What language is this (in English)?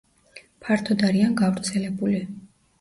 Georgian